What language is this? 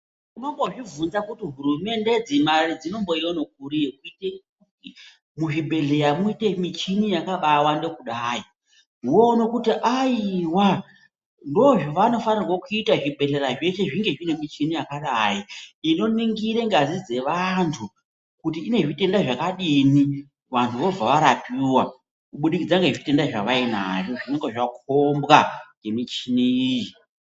Ndau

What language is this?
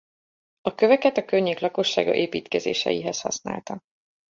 Hungarian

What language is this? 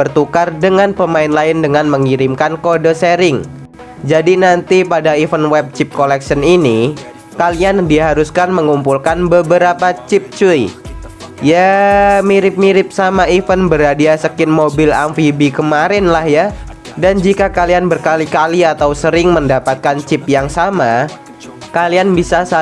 Indonesian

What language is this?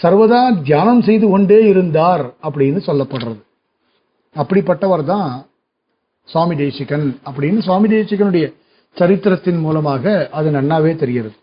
Tamil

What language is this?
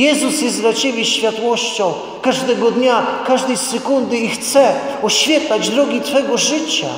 Polish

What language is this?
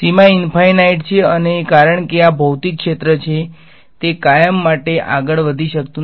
Gujarati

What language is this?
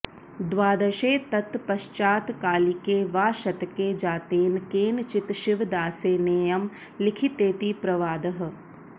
Sanskrit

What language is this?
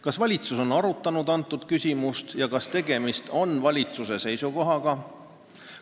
Estonian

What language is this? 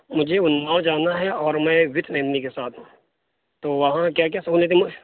Urdu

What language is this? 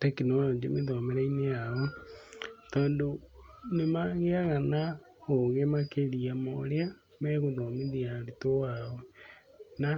Kikuyu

